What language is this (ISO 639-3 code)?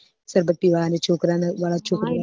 guj